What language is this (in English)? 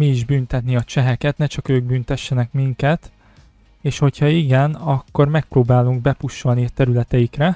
Hungarian